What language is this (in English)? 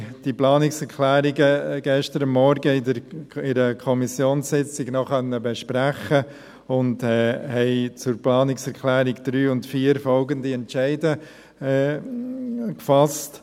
Swiss German